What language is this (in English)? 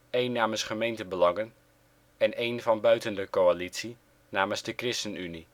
Dutch